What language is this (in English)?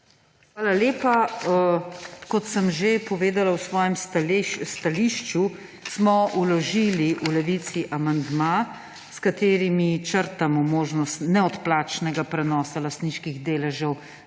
Slovenian